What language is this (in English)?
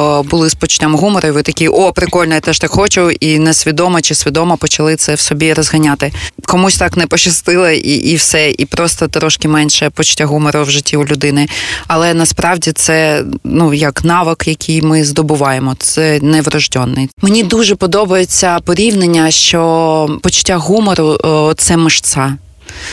Ukrainian